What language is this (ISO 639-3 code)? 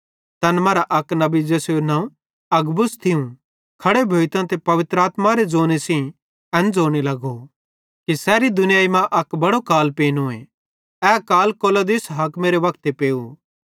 bhd